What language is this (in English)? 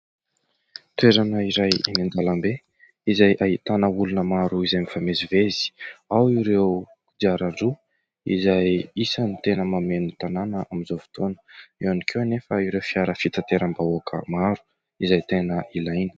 Malagasy